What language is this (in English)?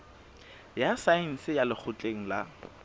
Southern Sotho